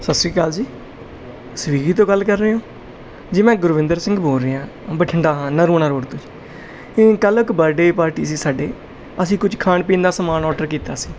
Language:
Punjabi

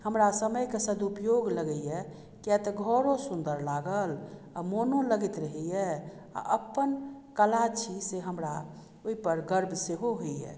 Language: Maithili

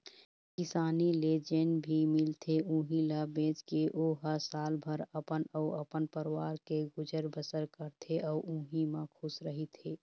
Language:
Chhattisgarhi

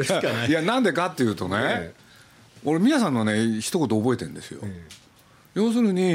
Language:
Japanese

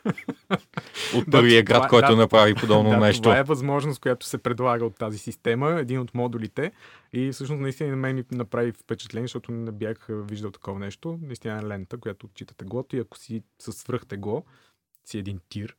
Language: Bulgarian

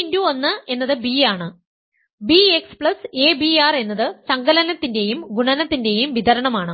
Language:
Malayalam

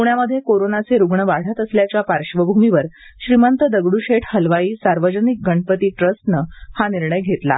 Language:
Marathi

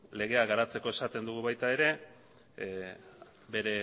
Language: Basque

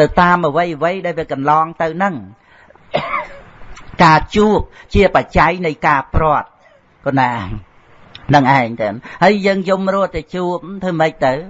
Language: Vietnamese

